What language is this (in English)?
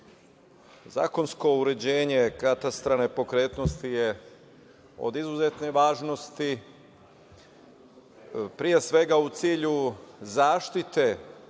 Serbian